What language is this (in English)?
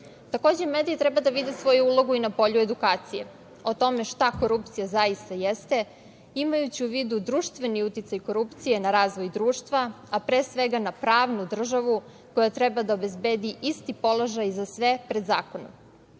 Serbian